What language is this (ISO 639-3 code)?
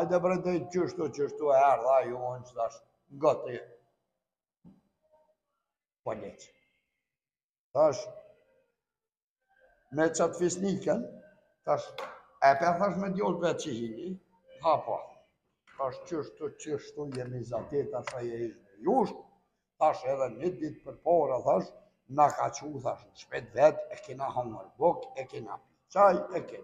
ron